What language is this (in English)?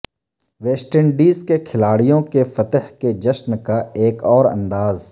Urdu